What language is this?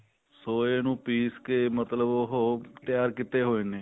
Punjabi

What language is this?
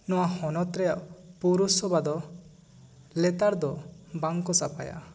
Santali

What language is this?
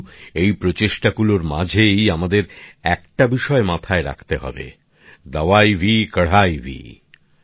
Bangla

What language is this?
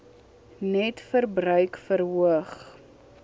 Afrikaans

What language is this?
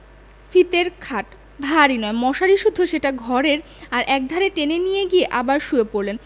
Bangla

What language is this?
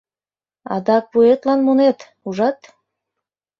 Mari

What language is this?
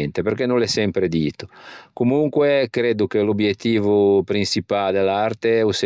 Ligurian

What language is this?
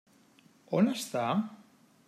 Catalan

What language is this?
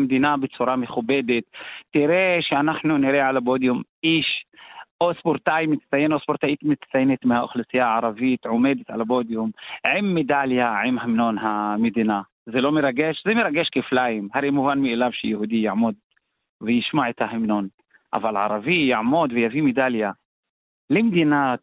Hebrew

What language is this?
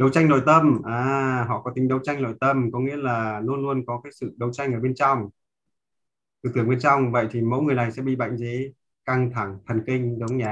Vietnamese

